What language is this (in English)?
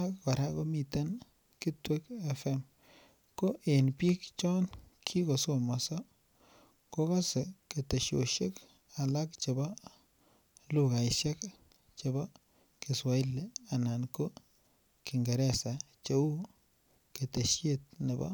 Kalenjin